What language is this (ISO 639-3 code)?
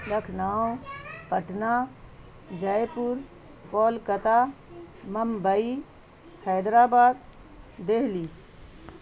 urd